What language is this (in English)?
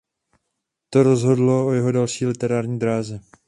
Czech